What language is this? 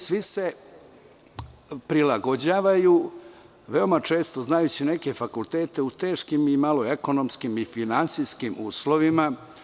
Serbian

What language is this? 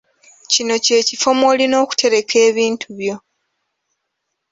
Ganda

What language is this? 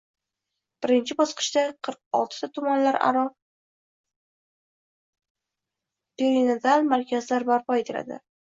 Uzbek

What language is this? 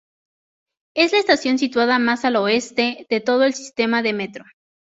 Spanish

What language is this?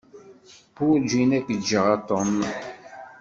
Kabyle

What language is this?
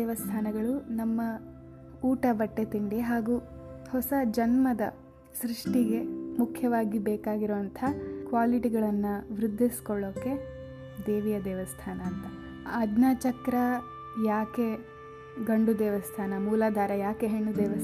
Kannada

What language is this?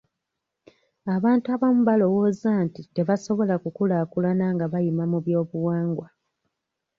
Ganda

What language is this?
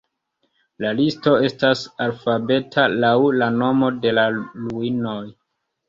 Esperanto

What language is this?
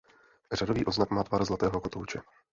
Czech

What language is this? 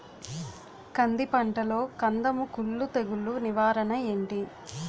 Telugu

